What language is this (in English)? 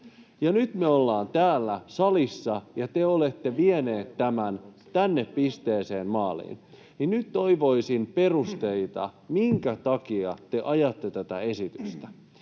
Finnish